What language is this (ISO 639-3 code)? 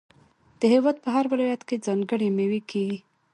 pus